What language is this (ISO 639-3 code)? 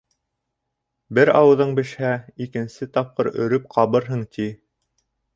bak